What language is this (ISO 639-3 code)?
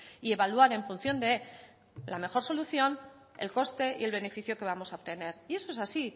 spa